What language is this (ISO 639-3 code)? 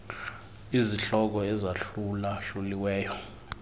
xho